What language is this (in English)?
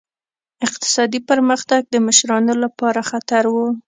Pashto